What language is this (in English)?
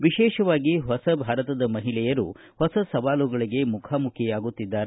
Kannada